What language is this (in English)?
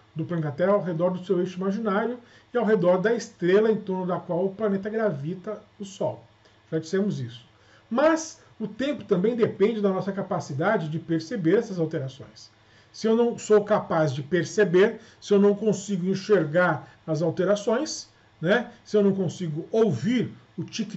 Portuguese